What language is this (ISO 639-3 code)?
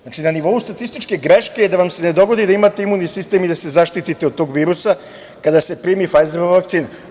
srp